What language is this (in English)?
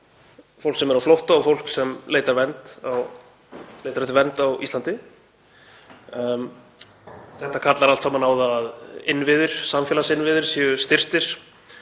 Icelandic